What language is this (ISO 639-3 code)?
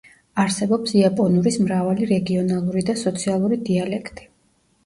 kat